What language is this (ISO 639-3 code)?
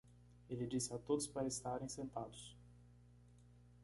por